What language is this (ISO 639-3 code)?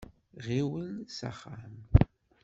kab